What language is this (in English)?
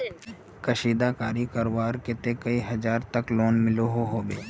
Magahi